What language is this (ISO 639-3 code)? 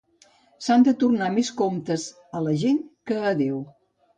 cat